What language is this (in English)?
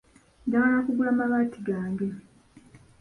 Ganda